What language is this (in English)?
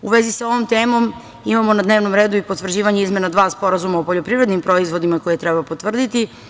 Serbian